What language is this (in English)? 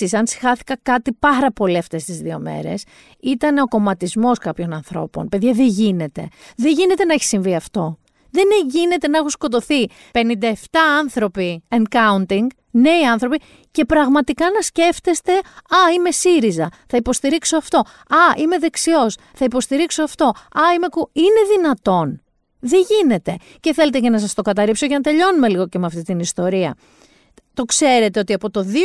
Greek